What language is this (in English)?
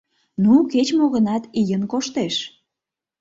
Mari